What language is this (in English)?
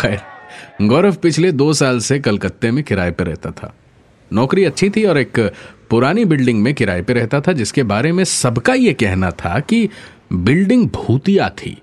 Hindi